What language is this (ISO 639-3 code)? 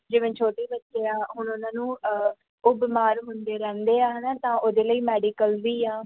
pan